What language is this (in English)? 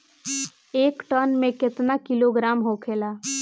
Bhojpuri